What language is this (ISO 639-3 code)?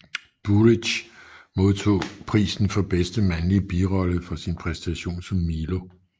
dan